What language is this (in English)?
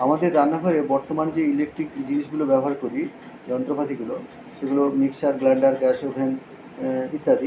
Bangla